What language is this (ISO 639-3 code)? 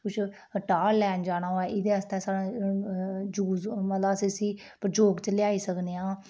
doi